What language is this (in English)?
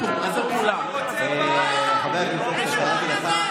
Hebrew